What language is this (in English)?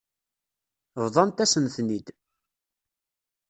Kabyle